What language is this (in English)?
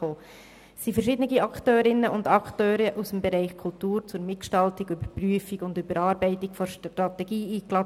Swiss German